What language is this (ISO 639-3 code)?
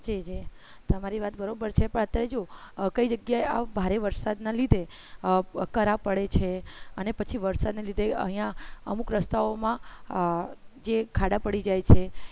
guj